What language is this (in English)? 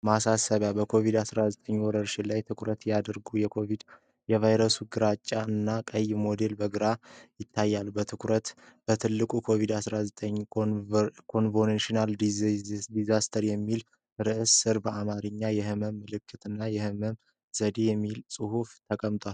Amharic